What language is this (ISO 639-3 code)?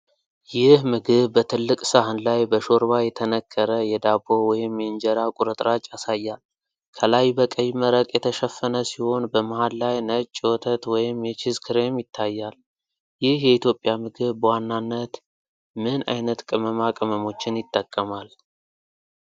amh